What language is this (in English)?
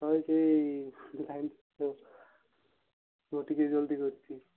Odia